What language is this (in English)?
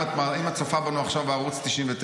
Hebrew